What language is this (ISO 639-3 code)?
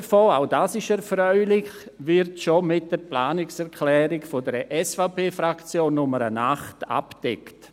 gsw